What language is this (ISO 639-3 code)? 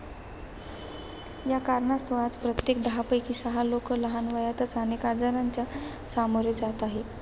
mar